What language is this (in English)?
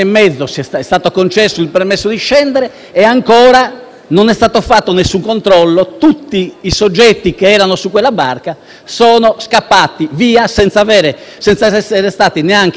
Italian